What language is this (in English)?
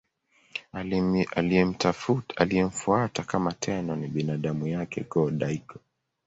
Swahili